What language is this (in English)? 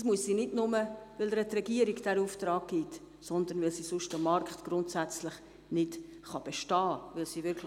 Swiss German